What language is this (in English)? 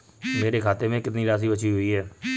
Hindi